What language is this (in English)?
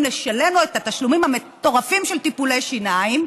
Hebrew